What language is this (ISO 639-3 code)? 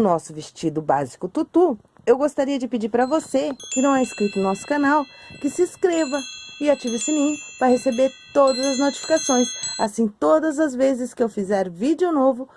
por